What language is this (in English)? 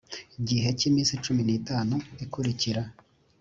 Kinyarwanda